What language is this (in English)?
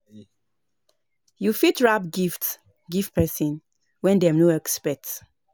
Nigerian Pidgin